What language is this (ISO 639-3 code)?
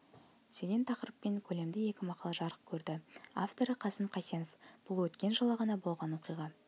kaz